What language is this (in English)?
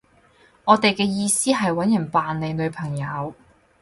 Cantonese